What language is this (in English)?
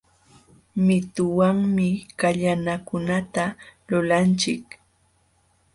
Jauja Wanca Quechua